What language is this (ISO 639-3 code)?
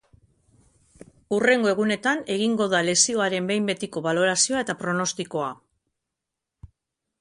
eus